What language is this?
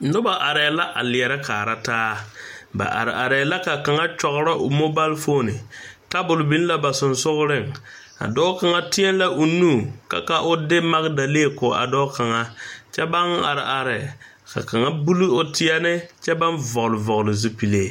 Southern Dagaare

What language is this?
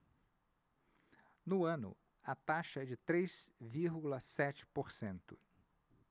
Portuguese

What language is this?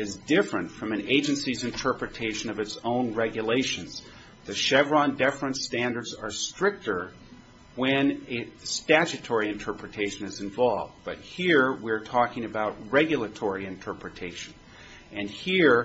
English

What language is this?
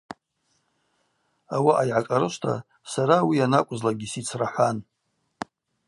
Abaza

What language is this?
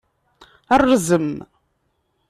Kabyle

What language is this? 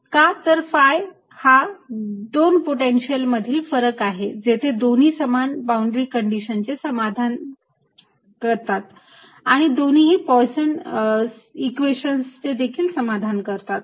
Marathi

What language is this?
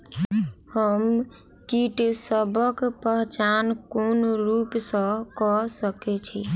Maithili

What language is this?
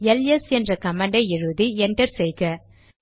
Tamil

